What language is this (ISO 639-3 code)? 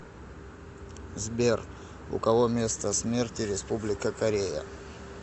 rus